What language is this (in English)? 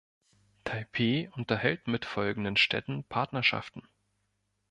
German